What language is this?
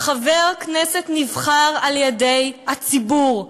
Hebrew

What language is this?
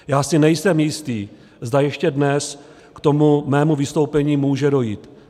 Czech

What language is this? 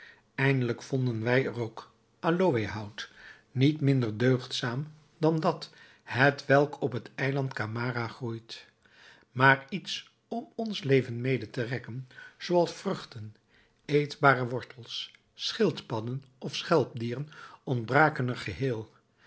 Dutch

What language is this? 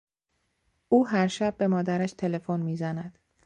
Persian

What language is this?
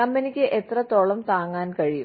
Malayalam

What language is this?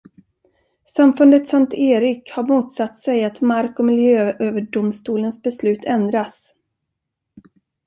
Swedish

